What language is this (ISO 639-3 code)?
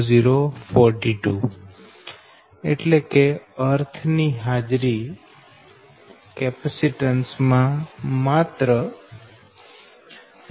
guj